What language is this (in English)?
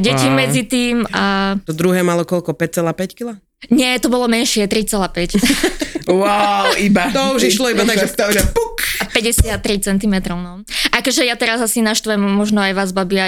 Slovak